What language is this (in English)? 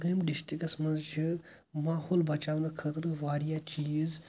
Kashmiri